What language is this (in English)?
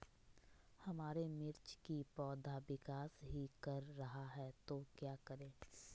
Magahi